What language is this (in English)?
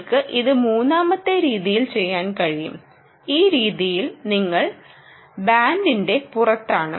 Malayalam